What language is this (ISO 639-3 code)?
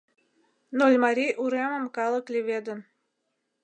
chm